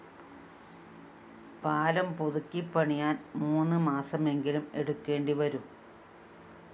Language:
Malayalam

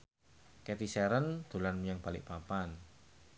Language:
Javanese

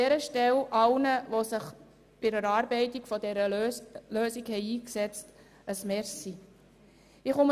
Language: Swiss German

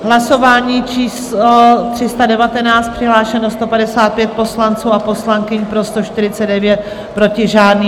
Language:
Czech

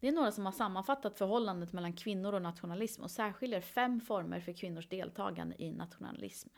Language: Swedish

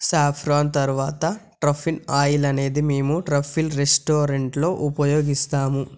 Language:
Telugu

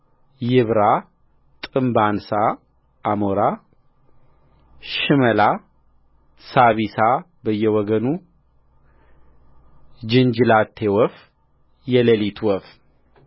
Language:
Amharic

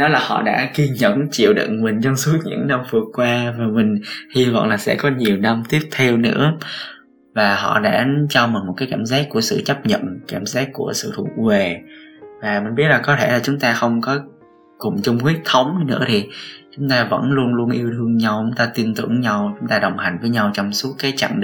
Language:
Vietnamese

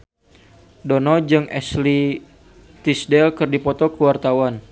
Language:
Sundanese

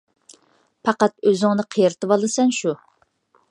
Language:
Uyghur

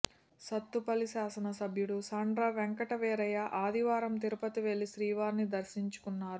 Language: Telugu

